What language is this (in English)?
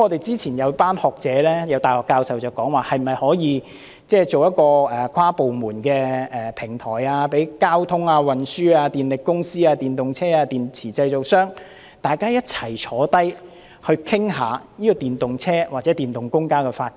Cantonese